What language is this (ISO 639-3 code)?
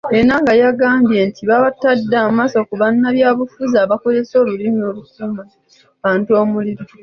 lug